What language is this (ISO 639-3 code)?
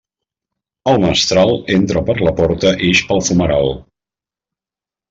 cat